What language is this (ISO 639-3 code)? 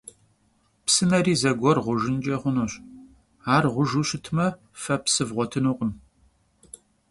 kbd